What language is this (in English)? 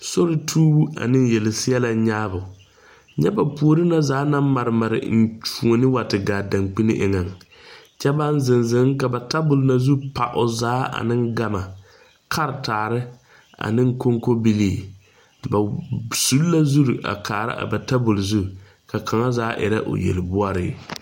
Southern Dagaare